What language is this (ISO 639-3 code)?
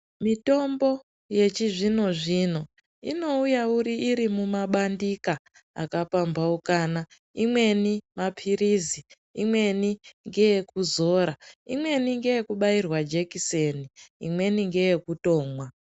ndc